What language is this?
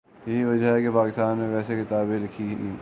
Urdu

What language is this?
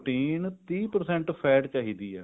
Punjabi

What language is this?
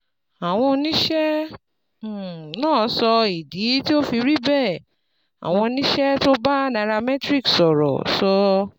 Yoruba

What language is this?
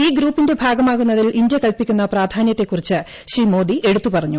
Malayalam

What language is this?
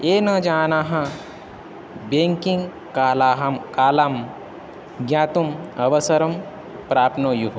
Sanskrit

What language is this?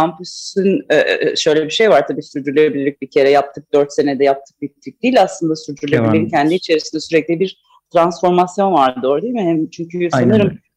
Turkish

